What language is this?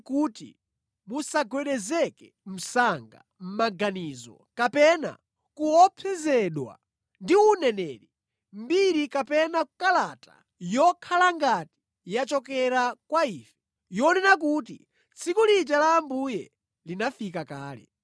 Nyanja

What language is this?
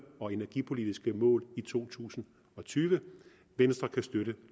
Danish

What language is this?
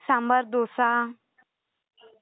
Marathi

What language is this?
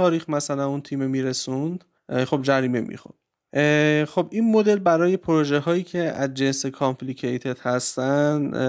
Persian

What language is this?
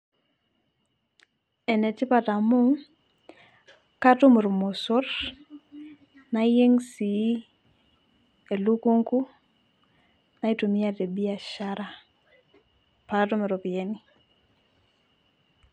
Masai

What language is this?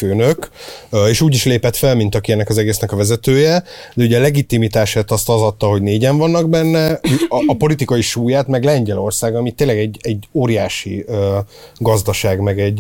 Hungarian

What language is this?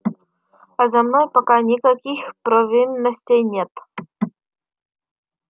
Russian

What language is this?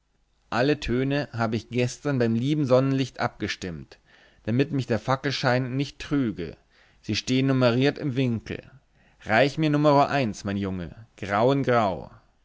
German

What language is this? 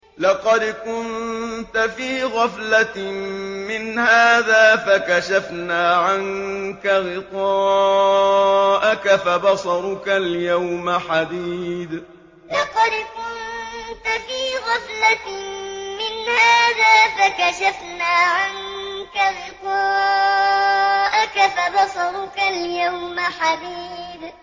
Arabic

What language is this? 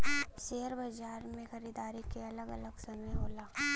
Bhojpuri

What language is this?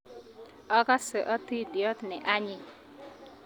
Kalenjin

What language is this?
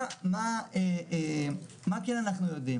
Hebrew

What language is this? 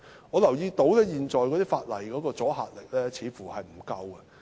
Cantonese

